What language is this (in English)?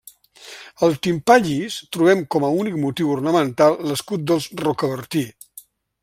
Catalan